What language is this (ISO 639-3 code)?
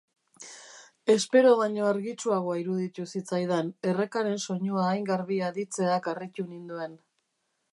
eus